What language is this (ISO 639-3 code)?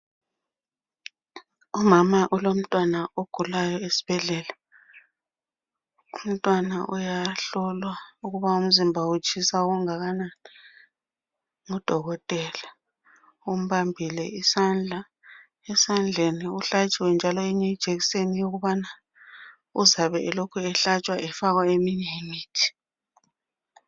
nde